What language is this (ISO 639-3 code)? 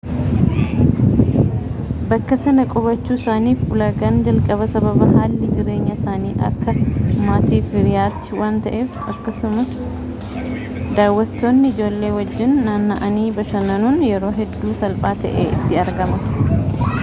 orm